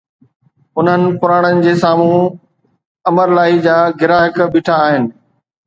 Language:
Sindhi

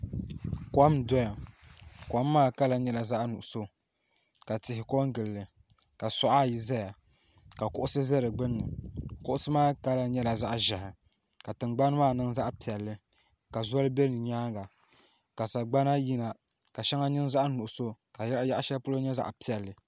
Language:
Dagbani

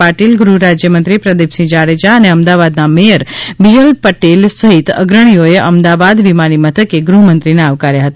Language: Gujarati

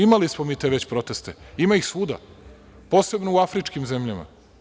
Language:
Serbian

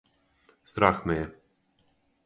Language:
Serbian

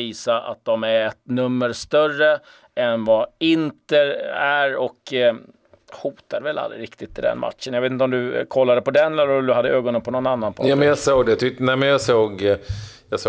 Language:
Swedish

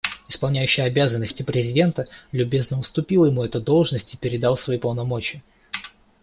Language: Russian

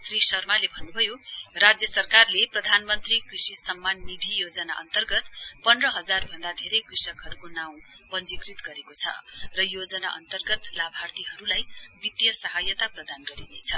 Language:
Nepali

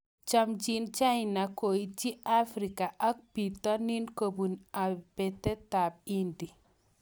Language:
Kalenjin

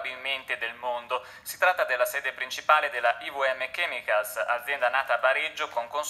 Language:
Italian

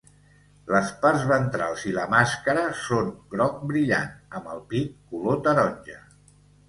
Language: Catalan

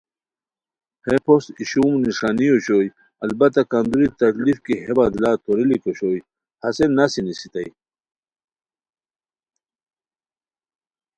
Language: Khowar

